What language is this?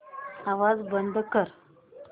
Marathi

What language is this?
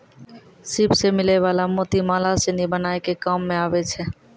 Maithili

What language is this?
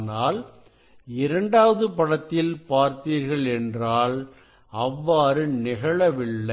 Tamil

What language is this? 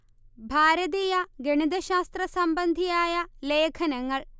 Malayalam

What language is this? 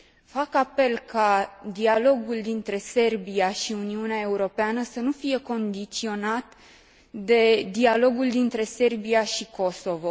Romanian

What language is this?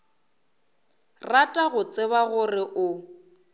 Northern Sotho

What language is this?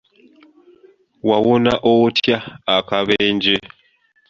Ganda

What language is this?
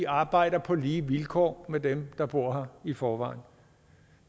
Danish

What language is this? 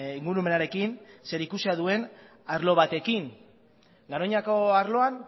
Basque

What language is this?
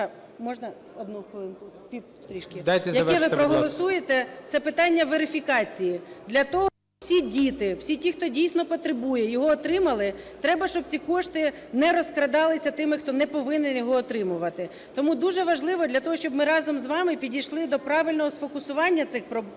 Ukrainian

